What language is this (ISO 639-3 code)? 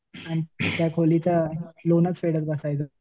mar